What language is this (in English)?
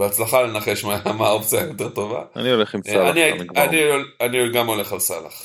Hebrew